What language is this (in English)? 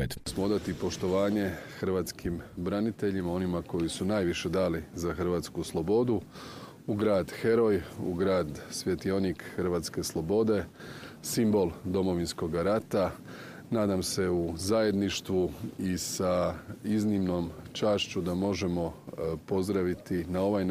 Croatian